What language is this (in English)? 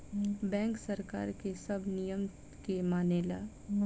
Bhojpuri